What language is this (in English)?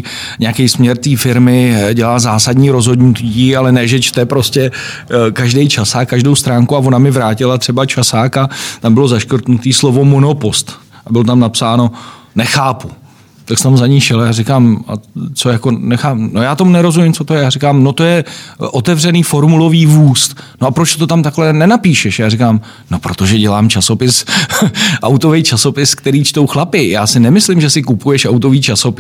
Czech